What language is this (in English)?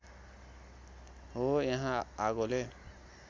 Nepali